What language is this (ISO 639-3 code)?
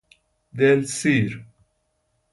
fas